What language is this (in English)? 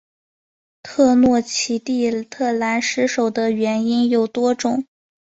Chinese